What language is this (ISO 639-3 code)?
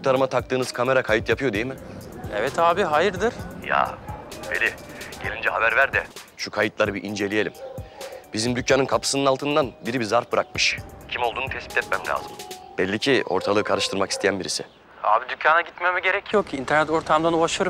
tur